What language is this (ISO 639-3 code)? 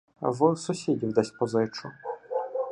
ukr